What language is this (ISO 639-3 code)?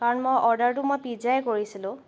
asm